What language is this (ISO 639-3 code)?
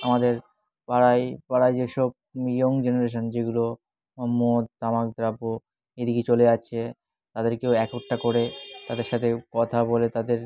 ben